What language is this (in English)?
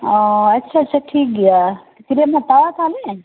Santali